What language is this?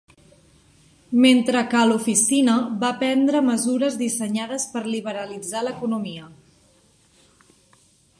Catalan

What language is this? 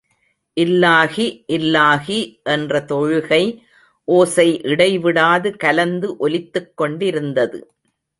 Tamil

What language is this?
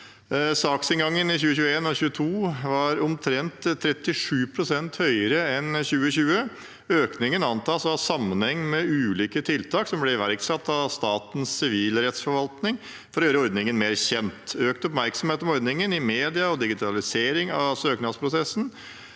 Norwegian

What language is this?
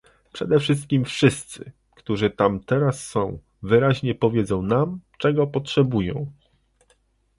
Polish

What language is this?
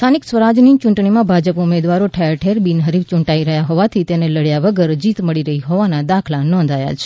Gujarati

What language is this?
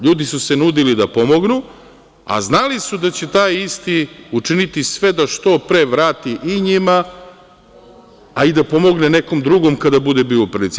Serbian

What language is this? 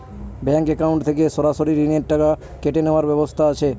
Bangla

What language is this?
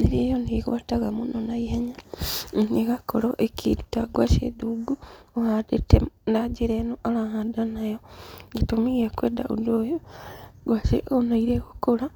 Kikuyu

